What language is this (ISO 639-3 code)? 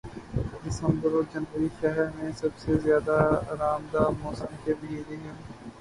urd